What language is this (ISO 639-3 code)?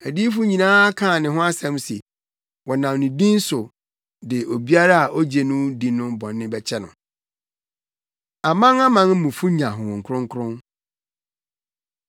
aka